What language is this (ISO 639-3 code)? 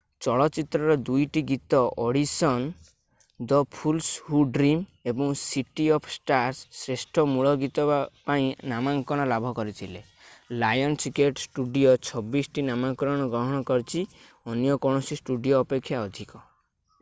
ori